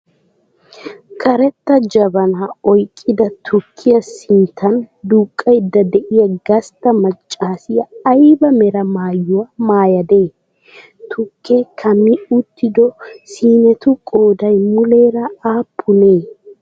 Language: Wolaytta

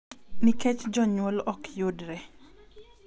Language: Luo (Kenya and Tanzania)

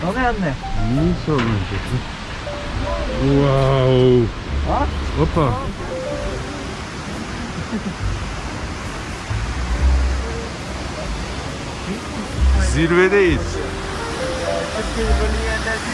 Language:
Turkish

